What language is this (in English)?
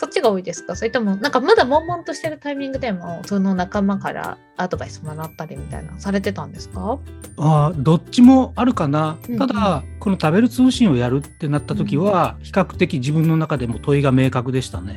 Japanese